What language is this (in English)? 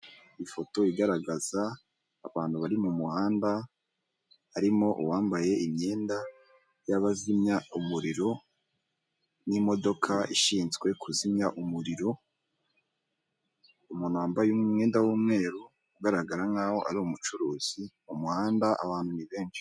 Kinyarwanda